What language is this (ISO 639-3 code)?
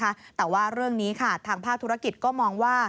tha